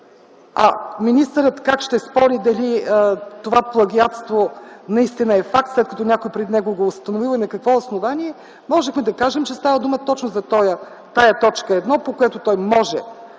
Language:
Bulgarian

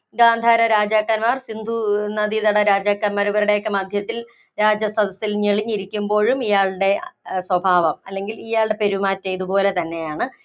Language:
Malayalam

